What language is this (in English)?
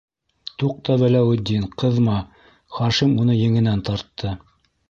Bashkir